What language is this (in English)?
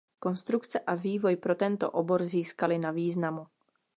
Czech